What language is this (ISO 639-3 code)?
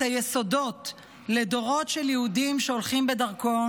heb